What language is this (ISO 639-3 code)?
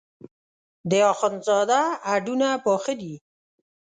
pus